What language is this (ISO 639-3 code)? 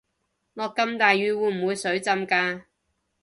yue